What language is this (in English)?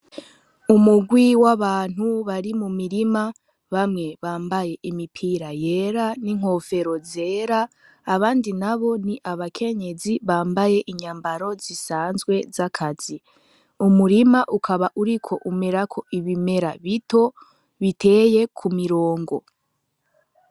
Rundi